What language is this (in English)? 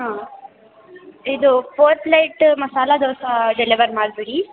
Kannada